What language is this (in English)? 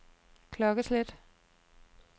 Danish